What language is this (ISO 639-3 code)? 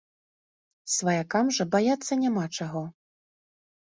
bel